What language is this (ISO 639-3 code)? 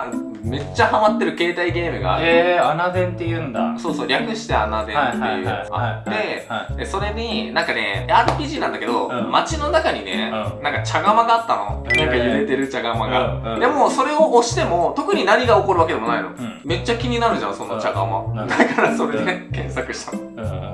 jpn